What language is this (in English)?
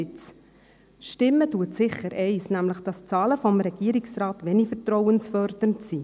Swiss German